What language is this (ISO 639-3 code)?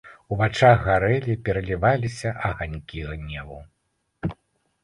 bel